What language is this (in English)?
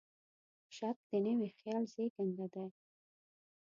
Pashto